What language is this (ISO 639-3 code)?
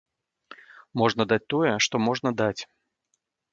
bel